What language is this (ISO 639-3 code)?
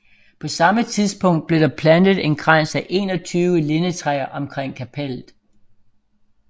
dan